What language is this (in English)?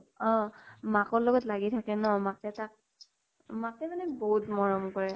Assamese